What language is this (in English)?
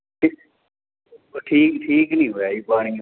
Punjabi